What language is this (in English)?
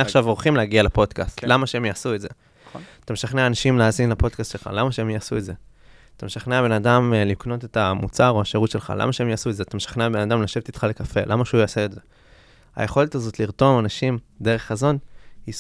Hebrew